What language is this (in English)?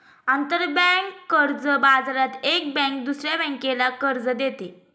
Marathi